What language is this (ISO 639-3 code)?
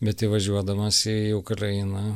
lit